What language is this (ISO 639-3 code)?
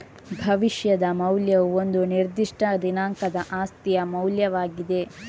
kan